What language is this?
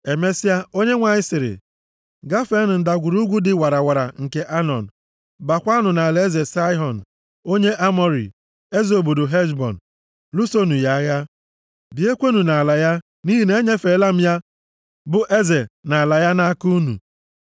Igbo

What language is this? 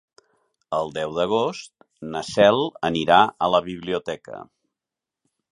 Catalan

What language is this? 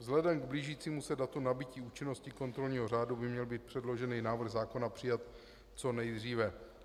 Czech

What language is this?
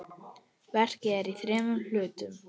Icelandic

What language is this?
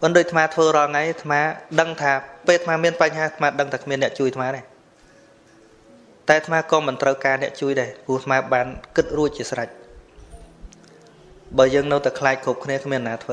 Vietnamese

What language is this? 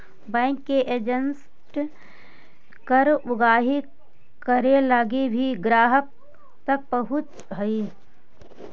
Magahi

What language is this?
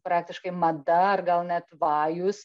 Lithuanian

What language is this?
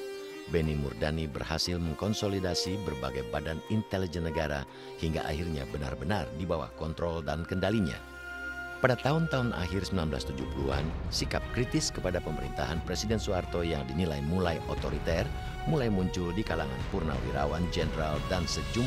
Indonesian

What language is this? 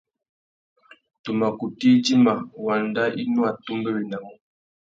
Tuki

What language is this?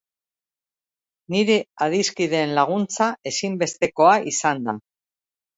Basque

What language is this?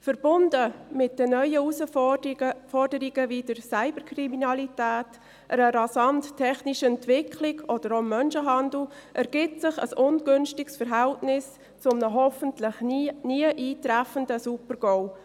Swiss German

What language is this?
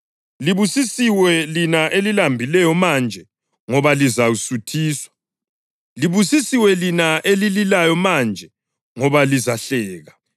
North Ndebele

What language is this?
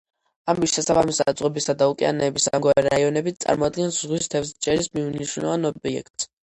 Georgian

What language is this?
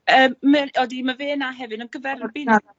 Welsh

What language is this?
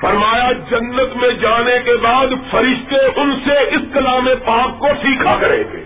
Urdu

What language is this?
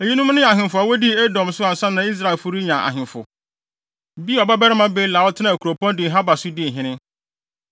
Akan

